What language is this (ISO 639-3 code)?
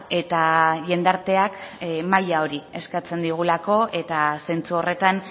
eus